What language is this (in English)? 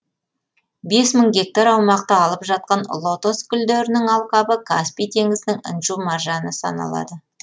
Kazakh